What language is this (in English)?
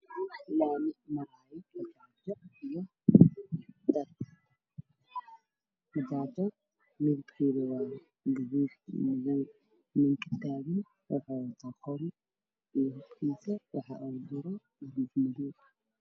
Somali